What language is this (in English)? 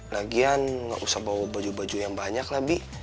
Indonesian